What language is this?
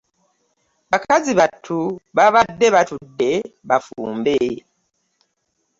Ganda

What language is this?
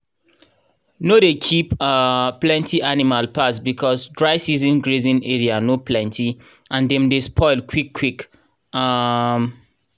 Nigerian Pidgin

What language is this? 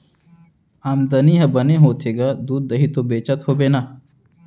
Chhattisgarhi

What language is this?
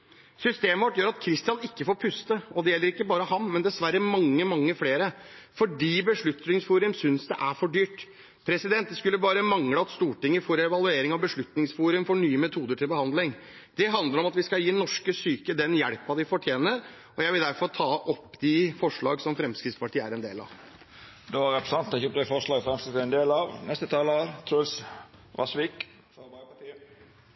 Norwegian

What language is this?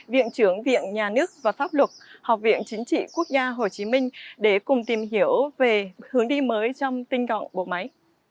Vietnamese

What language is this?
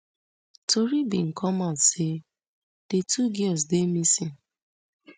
Nigerian Pidgin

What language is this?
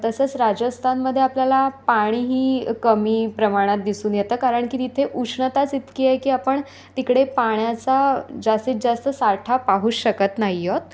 Marathi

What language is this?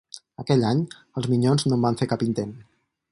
Catalan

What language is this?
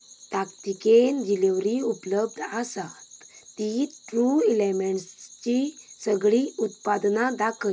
Konkani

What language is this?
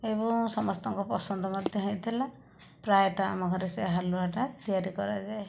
Odia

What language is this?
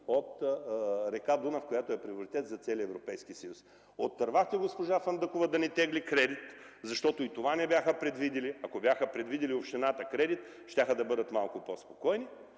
Bulgarian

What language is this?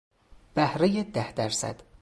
Persian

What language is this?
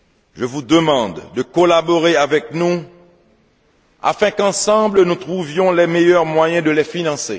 French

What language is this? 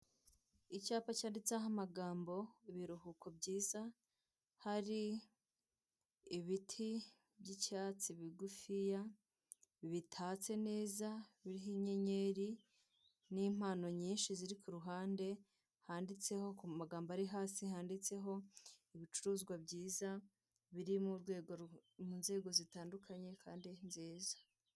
Kinyarwanda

